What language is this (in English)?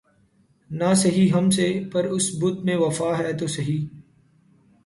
Urdu